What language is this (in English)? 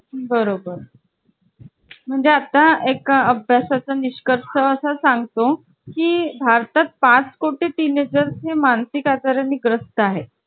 Marathi